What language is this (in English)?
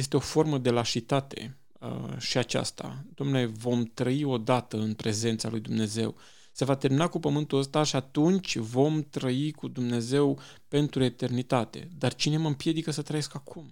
Romanian